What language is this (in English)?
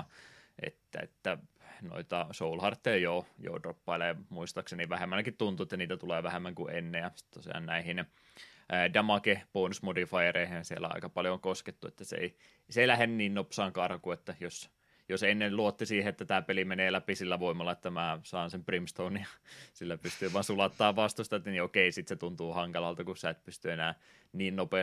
Finnish